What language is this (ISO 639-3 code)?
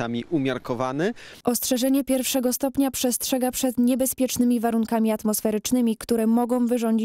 pol